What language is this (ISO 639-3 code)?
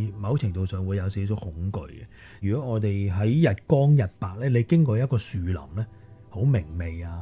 zho